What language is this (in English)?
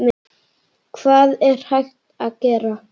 Icelandic